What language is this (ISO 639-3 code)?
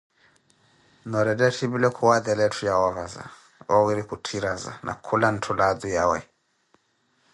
eko